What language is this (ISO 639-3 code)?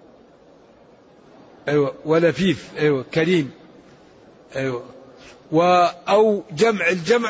ara